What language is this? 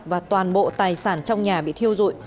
Vietnamese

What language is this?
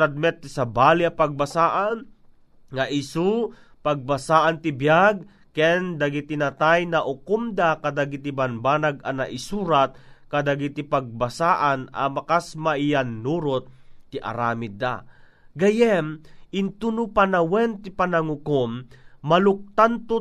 Filipino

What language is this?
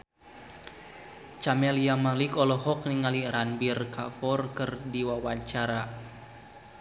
Sundanese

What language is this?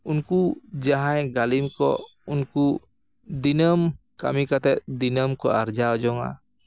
Santali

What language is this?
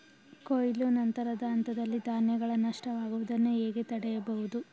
Kannada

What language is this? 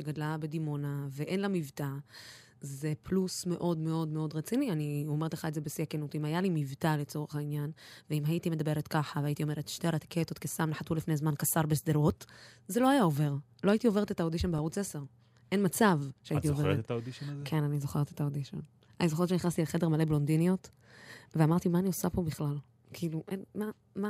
Hebrew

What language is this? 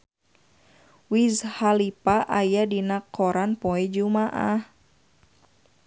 Sundanese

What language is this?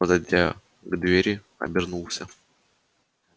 Russian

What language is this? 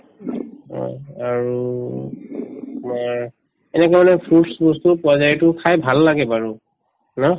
Assamese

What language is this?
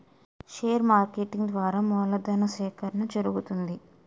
Telugu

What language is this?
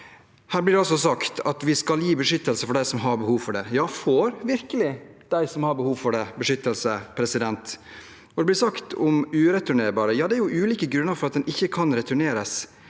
Norwegian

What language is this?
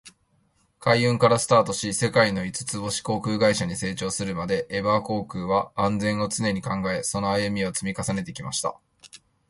Japanese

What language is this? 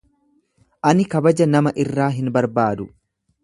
Oromo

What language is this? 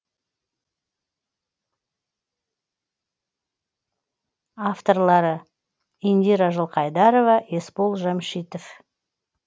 Kazakh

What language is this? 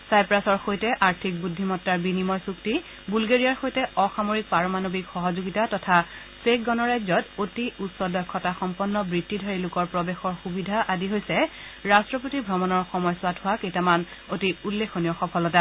Assamese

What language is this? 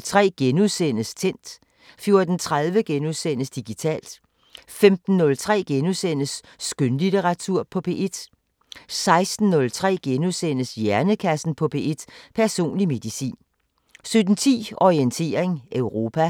Danish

